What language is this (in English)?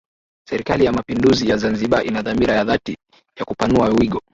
Swahili